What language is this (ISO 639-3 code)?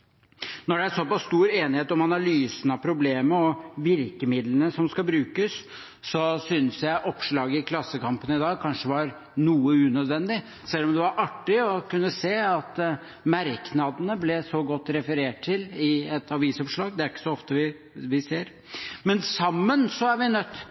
nob